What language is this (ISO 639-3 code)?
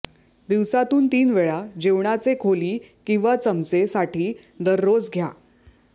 mar